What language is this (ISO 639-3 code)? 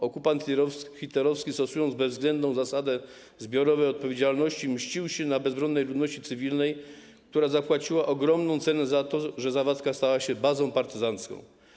pol